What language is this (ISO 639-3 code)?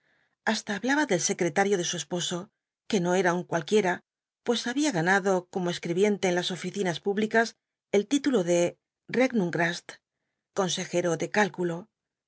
spa